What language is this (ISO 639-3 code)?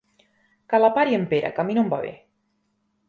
cat